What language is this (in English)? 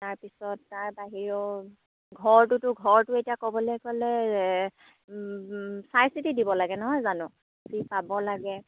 Assamese